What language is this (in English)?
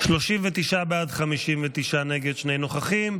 Hebrew